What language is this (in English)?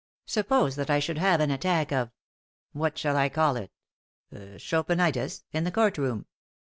English